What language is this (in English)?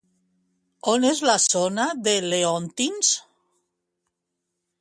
Catalan